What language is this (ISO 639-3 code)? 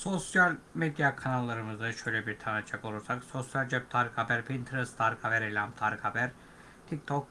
tur